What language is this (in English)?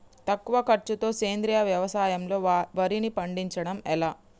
Telugu